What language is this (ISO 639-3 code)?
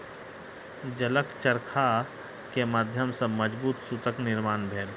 mai